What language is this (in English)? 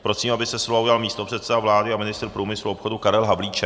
Czech